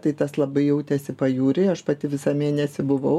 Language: Lithuanian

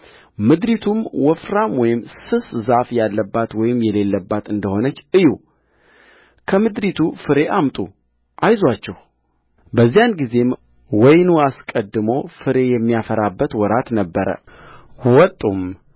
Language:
Amharic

